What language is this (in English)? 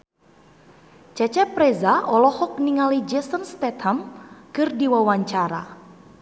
Sundanese